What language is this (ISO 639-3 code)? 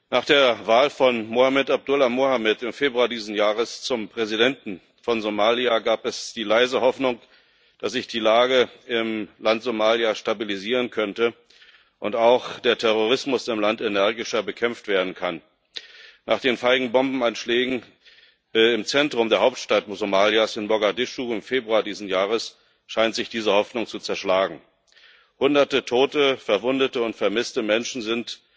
deu